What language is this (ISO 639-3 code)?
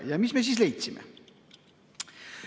est